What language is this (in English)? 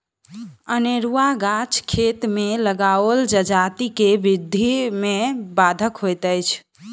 Maithili